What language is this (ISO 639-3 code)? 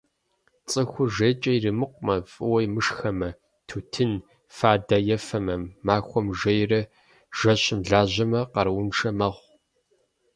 kbd